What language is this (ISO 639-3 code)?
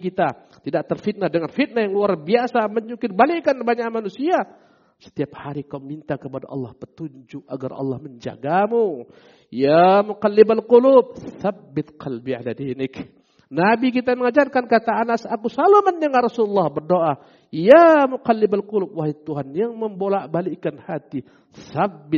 ind